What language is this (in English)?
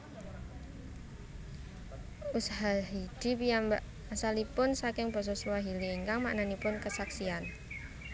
Javanese